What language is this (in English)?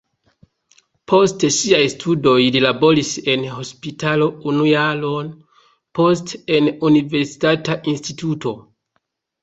Esperanto